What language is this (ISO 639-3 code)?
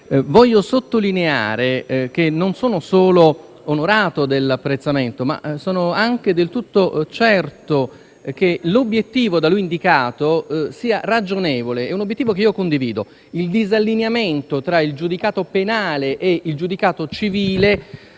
ita